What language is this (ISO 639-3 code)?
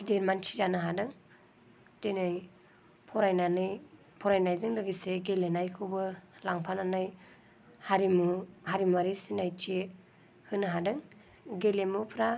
brx